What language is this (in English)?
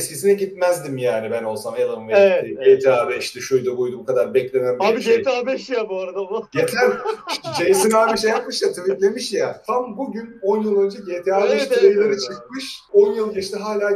Turkish